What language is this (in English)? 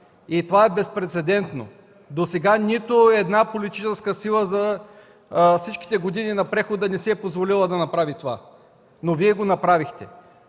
Bulgarian